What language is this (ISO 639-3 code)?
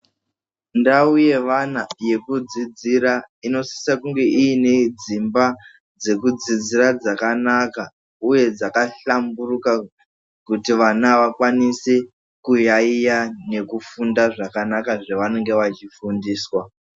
ndc